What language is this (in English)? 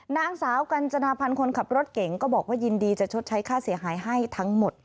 Thai